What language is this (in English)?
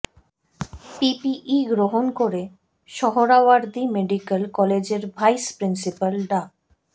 Bangla